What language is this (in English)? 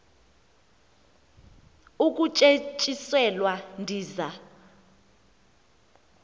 Xhosa